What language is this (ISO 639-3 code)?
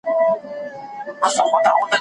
pus